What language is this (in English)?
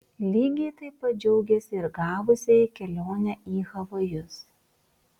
Lithuanian